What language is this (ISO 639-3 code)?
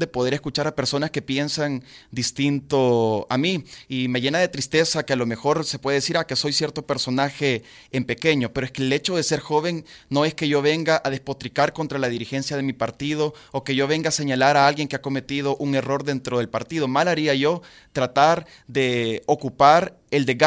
spa